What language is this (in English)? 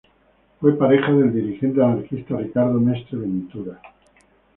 Spanish